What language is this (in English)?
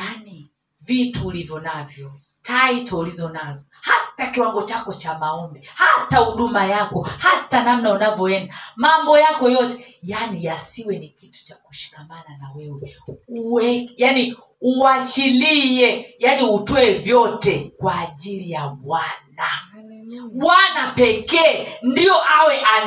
Swahili